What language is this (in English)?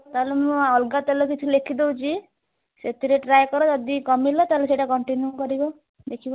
Odia